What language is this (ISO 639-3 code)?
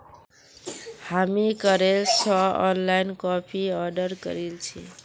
mag